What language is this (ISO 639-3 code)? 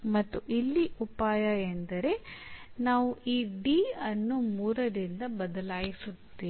kan